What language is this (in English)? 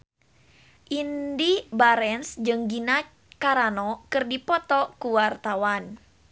Sundanese